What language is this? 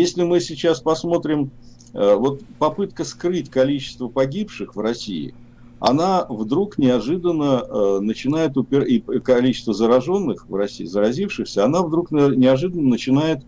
Russian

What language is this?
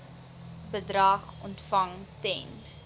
Afrikaans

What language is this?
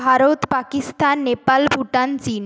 Bangla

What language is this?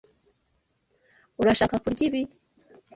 Kinyarwanda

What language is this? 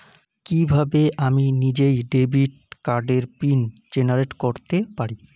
Bangla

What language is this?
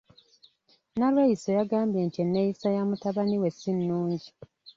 Ganda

